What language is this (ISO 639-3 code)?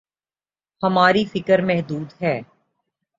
urd